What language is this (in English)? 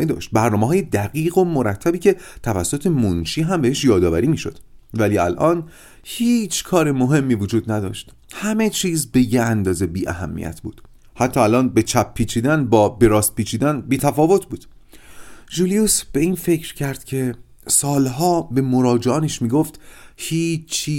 Persian